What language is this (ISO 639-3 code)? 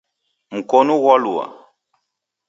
dav